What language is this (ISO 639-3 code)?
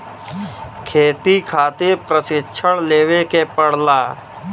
bho